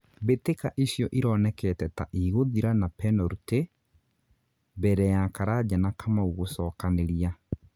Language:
Kikuyu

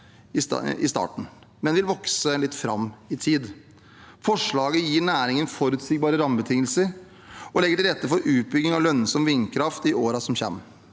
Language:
Norwegian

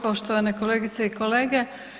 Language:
Croatian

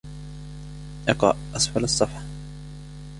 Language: Arabic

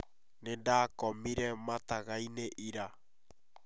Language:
Kikuyu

